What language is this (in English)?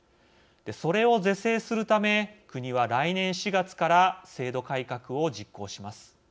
Japanese